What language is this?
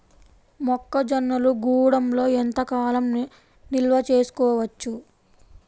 Telugu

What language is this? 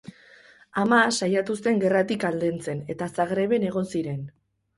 Basque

